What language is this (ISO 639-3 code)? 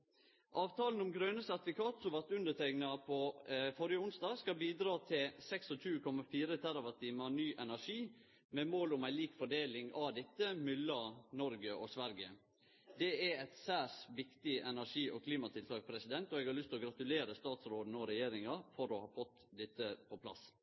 nno